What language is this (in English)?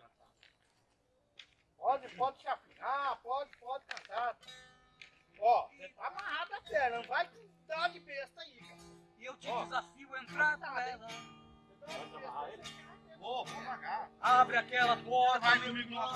Portuguese